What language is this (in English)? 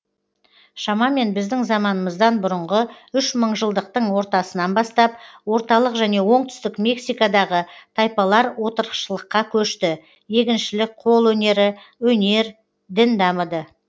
Kazakh